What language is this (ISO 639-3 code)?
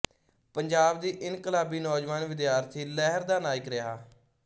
pan